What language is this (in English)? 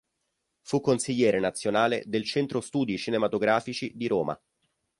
Italian